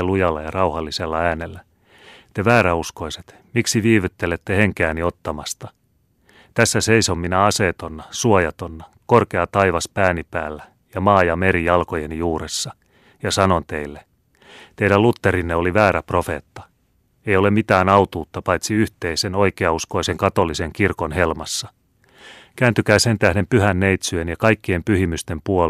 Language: Finnish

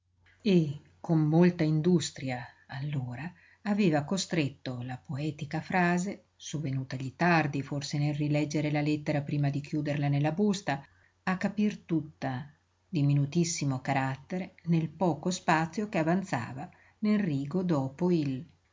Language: Italian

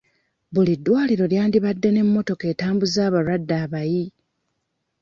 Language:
Ganda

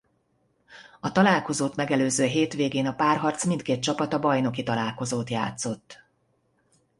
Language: Hungarian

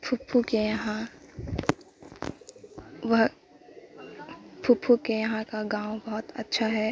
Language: Urdu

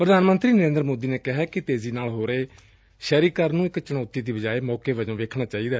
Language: Punjabi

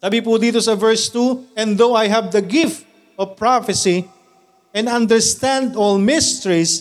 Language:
Filipino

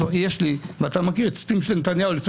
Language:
Hebrew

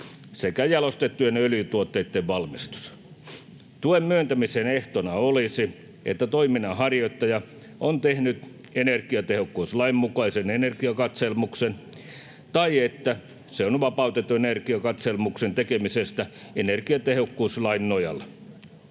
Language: Finnish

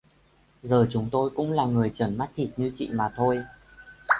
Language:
Vietnamese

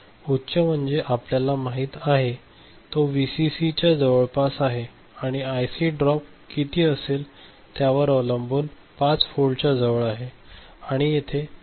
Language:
Marathi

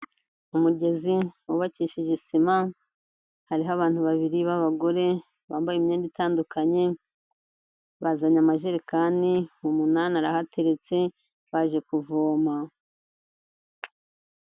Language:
Kinyarwanda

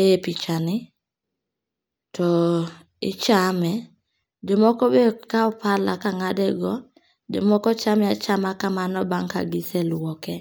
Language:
Luo (Kenya and Tanzania)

